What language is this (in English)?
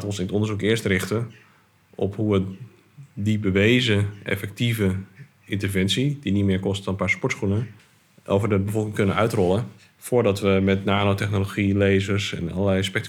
Dutch